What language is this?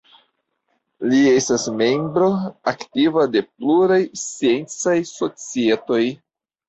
Esperanto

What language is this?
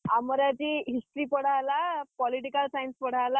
Odia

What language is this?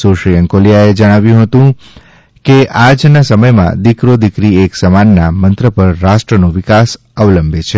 Gujarati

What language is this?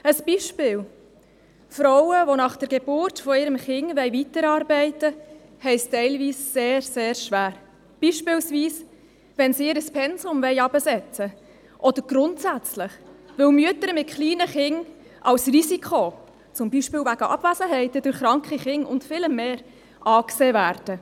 Swiss German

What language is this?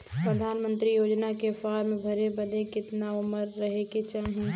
Bhojpuri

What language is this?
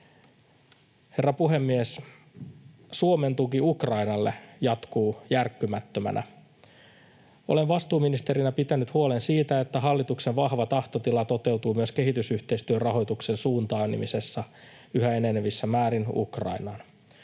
Finnish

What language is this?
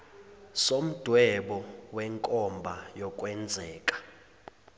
Zulu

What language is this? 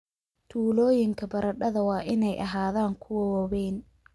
Somali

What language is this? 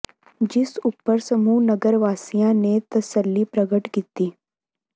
Punjabi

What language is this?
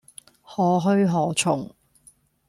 Cantonese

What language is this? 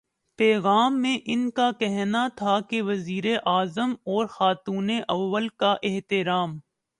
Urdu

